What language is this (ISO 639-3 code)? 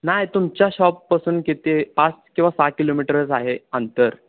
mar